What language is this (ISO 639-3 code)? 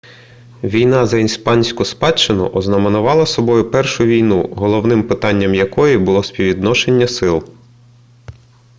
ukr